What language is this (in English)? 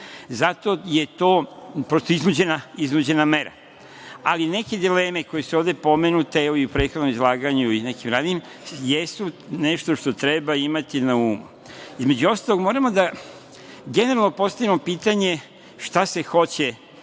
Serbian